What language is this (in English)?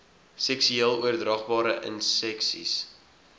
Afrikaans